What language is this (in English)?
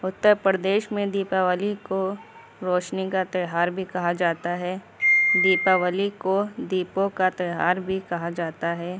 Urdu